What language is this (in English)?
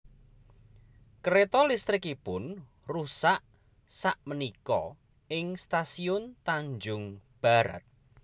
Javanese